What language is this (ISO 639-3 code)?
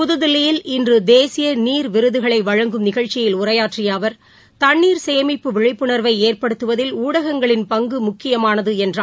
tam